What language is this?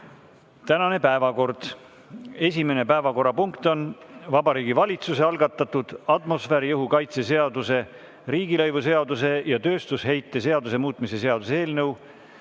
Estonian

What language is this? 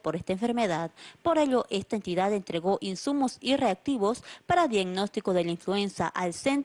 Spanish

